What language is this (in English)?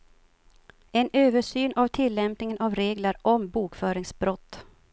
Swedish